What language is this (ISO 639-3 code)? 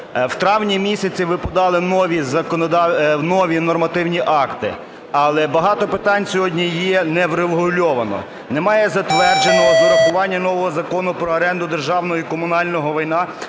ukr